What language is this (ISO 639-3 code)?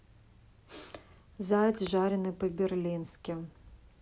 rus